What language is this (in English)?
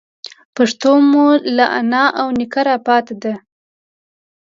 Pashto